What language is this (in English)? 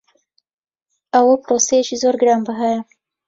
Central Kurdish